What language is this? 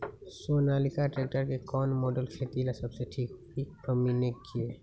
Magahi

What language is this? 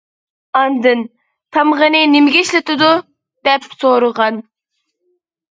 Uyghur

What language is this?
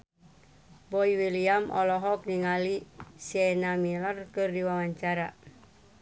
Sundanese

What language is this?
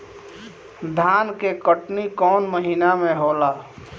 Bhojpuri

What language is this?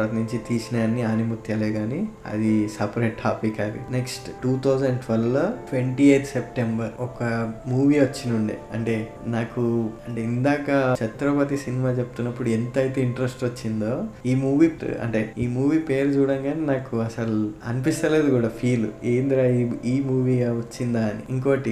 Telugu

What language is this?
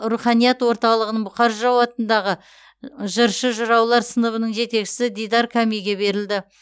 Kazakh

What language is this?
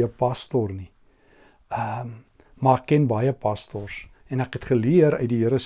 Dutch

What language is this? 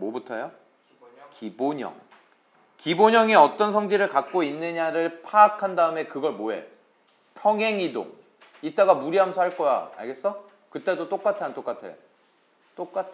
Korean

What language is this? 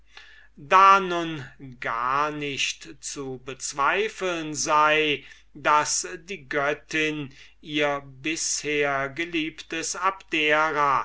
German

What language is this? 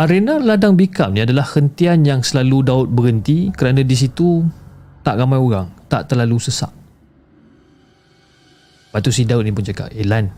Malay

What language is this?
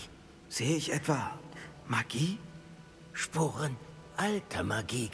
German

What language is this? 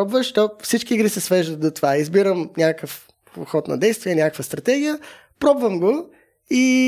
Bulgarian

